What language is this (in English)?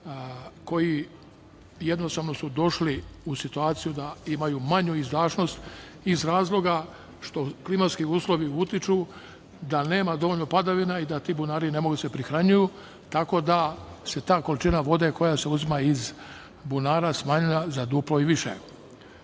Serbian